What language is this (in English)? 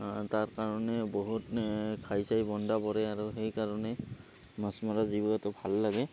Assamese